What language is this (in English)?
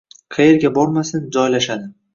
Uzbek